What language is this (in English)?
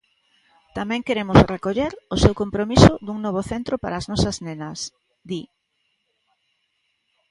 Galician